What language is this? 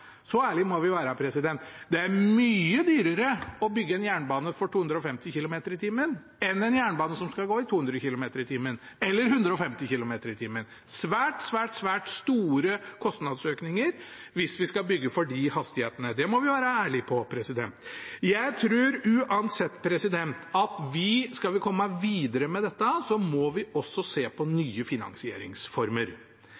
Norwegian Bokmål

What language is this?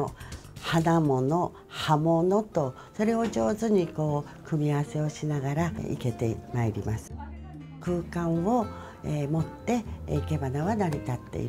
Japanese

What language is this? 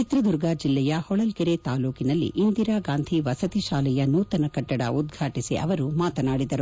Kannada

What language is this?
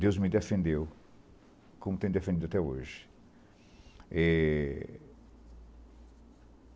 Portuguese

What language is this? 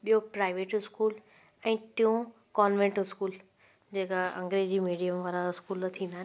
Sindhi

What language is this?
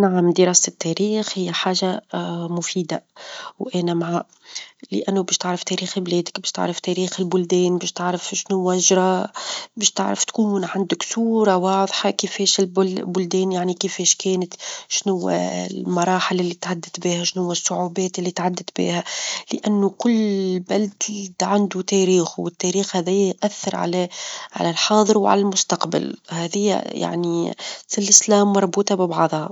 Tunisian Arabic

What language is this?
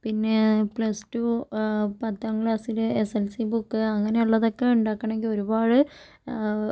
Malayalam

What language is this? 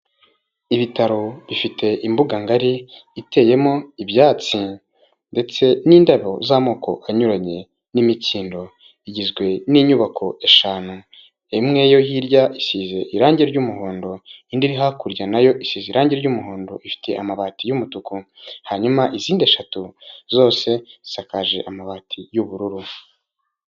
Kinyarwanda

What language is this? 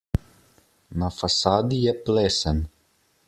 Slovenian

